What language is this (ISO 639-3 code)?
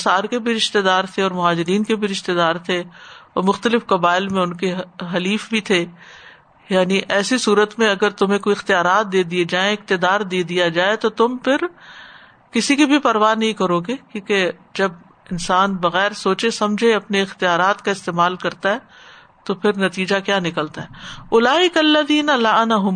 urd